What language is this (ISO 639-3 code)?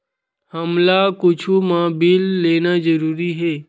hne